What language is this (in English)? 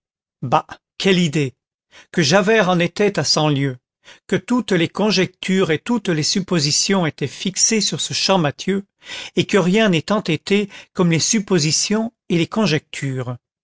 French